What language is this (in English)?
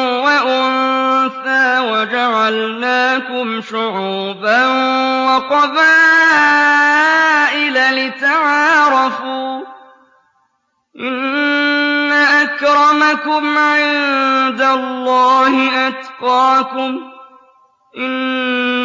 Arabic